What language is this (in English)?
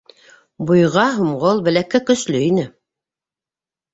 Bashkir